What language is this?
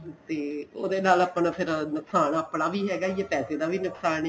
Punjabi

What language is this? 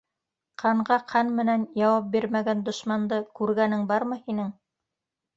Bashkir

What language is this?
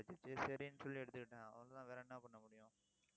Tamil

